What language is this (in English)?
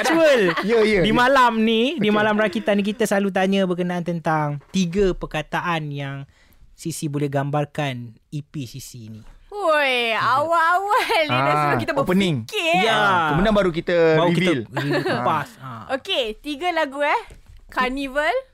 Malay